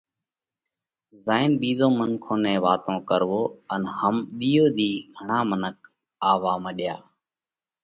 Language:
Parkari Koli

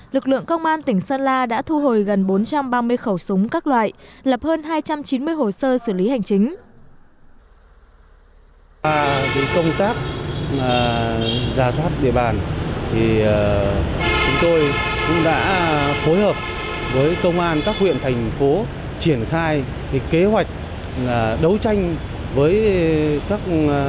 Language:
Vietnamese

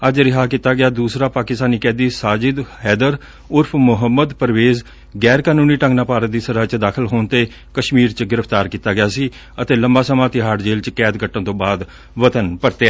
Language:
Punjabi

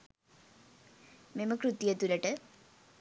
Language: Sinhala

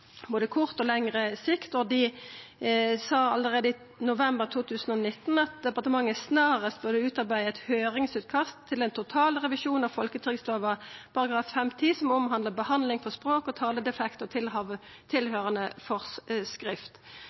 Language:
Norwegian Nynorsk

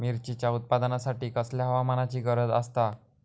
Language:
Marathi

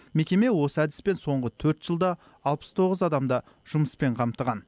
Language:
Kazakh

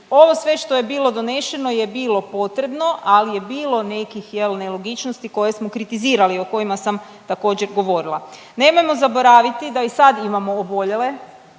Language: Croatian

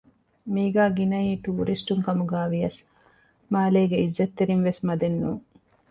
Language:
Divehi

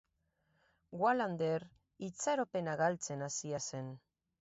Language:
Basque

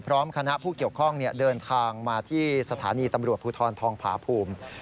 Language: Thai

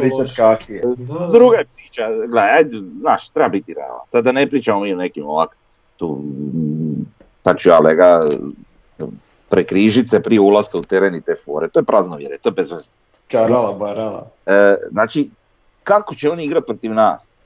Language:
Croatian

